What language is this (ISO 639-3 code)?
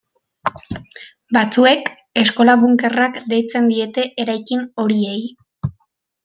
eus